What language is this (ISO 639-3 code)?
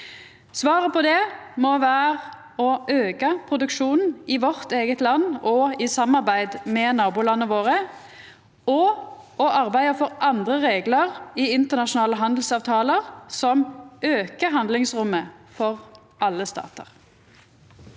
nor